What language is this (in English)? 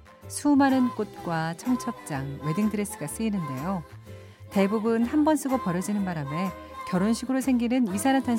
Korean